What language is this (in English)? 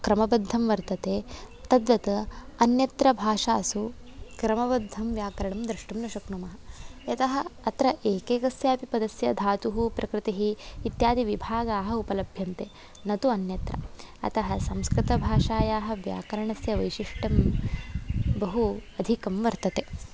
Sanskrit